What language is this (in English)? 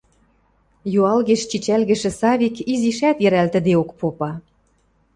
Western Mari